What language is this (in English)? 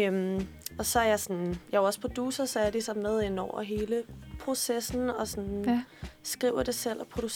Danish